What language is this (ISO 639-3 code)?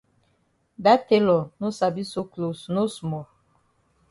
wes